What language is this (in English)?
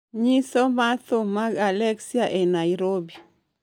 Luo (Kenya and Tanzania)